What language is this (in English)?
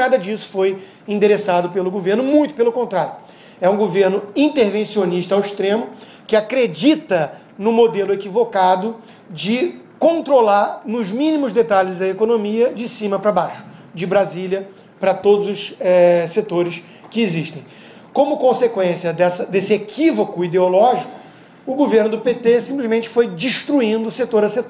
Portuguese